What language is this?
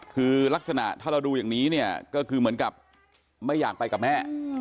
Thai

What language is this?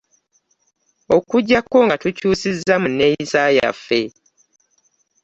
Ganda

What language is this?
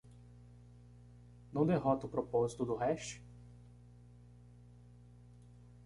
Portuguese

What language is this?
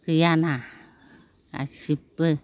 Bodo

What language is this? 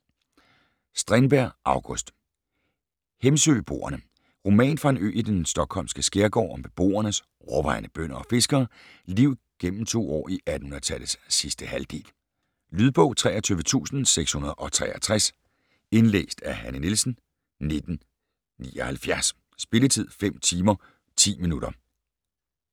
Danish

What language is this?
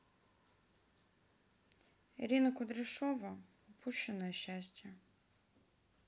Russian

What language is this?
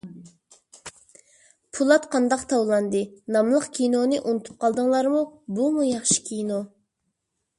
Uyghur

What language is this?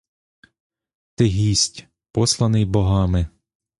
Ukrainian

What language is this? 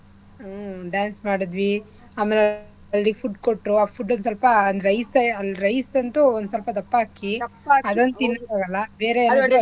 Kannada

